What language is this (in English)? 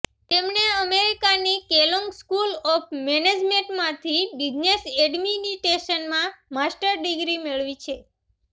Gujarati